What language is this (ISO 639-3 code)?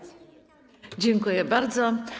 pol